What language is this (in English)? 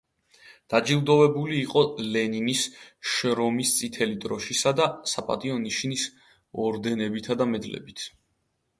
Georgian